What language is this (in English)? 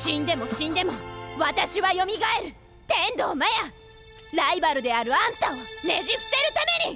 Japanese